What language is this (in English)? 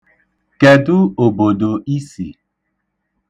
Igbo